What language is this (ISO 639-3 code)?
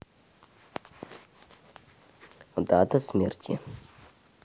rus